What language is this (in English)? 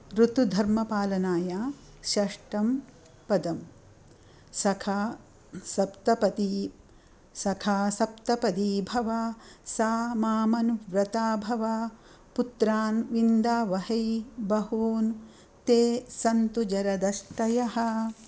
Sanskrit